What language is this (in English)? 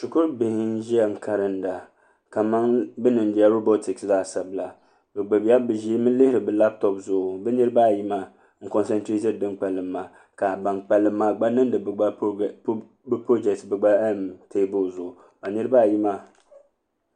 Dagbani